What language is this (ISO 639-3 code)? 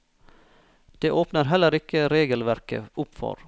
nor